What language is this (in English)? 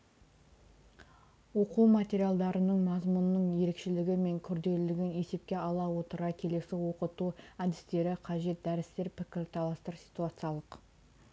Kazakh